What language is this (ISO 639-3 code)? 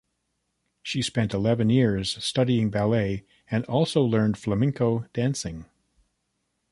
eng